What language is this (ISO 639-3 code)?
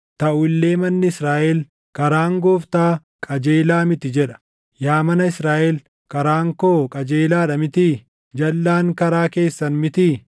orm